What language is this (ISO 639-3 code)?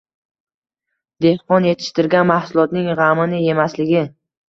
uzb